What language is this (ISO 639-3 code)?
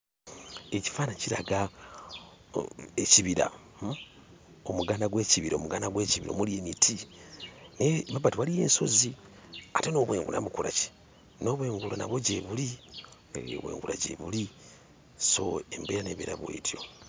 lug